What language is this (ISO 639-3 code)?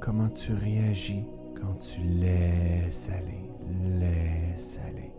fra